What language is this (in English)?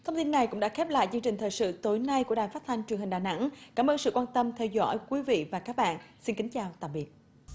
Vietnamese